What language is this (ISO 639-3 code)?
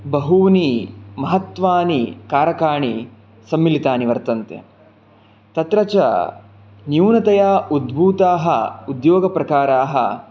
san